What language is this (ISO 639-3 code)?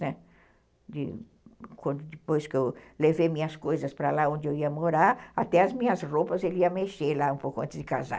por